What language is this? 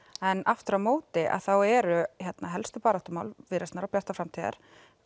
Icelandic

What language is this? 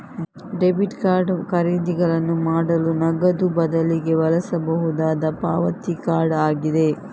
Kannada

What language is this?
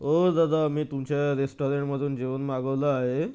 Marathi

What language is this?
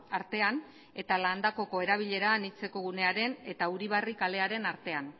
Basque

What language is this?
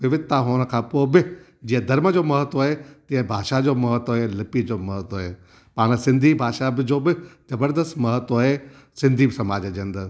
Sindhi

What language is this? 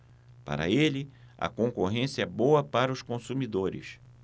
Portuguese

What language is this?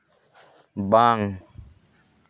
Santali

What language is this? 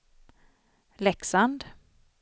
Swedish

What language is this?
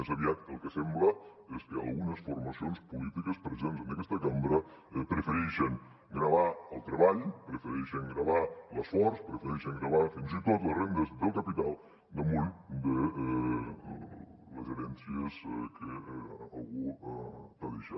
Catalan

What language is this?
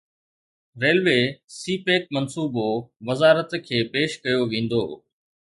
Sindhi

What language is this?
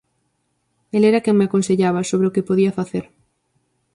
Galician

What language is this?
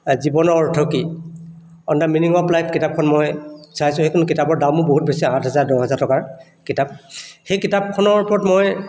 Assamese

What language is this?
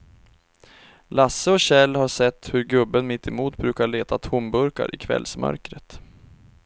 Swedish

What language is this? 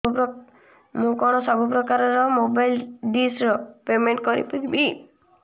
Odia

